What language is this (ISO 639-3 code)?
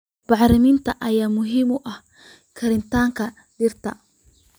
som